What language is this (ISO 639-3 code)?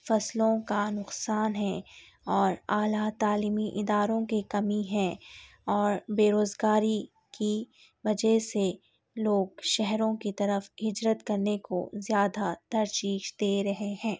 urd